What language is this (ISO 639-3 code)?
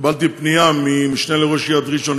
heb